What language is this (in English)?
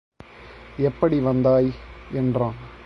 Tamil